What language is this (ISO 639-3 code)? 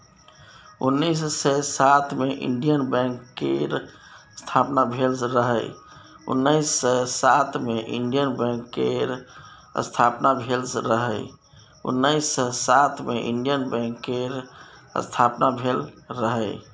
mai